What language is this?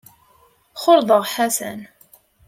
Kabyle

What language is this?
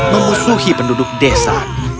Indonesian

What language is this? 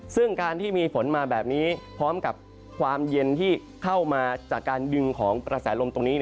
Thai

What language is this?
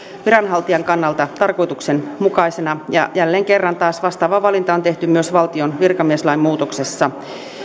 Finnish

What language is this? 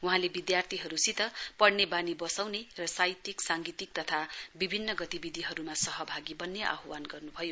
Nepali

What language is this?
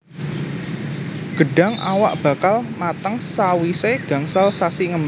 Javanese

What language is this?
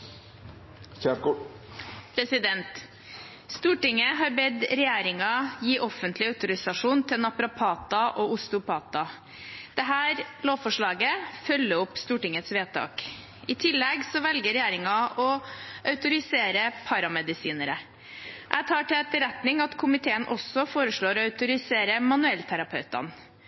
Norwegian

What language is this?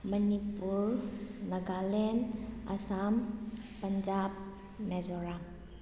Manipuri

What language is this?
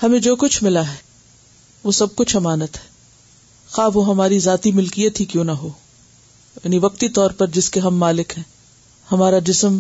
Urdu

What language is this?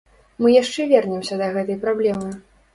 Belarusian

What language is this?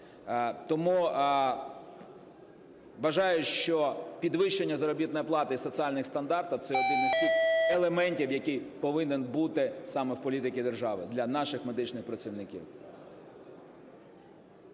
Ukrainian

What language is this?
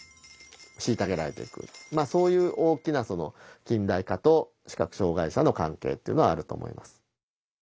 Japanese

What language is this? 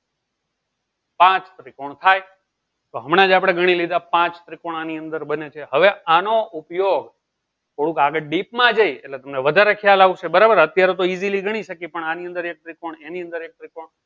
Gujarati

